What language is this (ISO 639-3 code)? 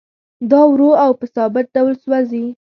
pus